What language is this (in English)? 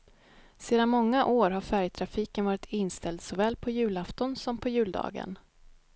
Swedish